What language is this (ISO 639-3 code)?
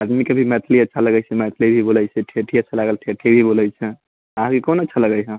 mai